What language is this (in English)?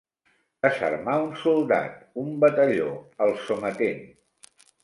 Catalan